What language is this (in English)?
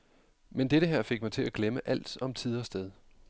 Danish